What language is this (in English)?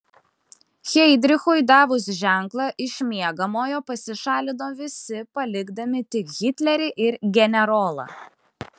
Lithuanian